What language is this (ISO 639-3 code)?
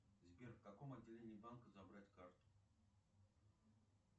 rus